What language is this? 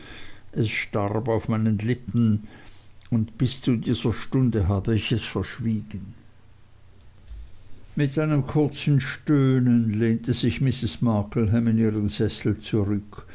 German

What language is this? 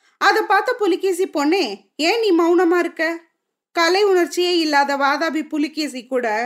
Tamil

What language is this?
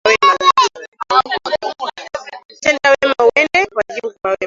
Swahili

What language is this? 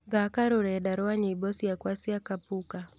Kikuyu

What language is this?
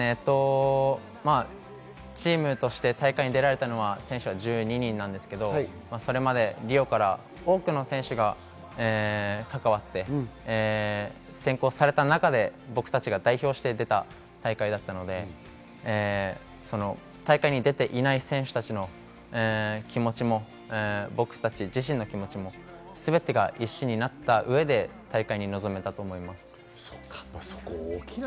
Japanese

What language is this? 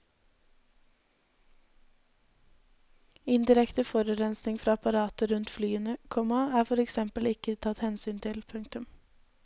Norwegian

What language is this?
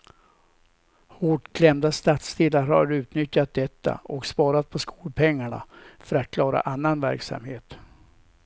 Swedish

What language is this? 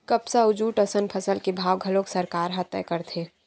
Chhattisgarhi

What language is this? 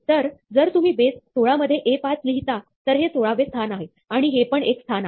Marathi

